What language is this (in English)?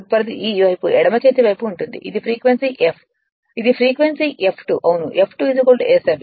Telugu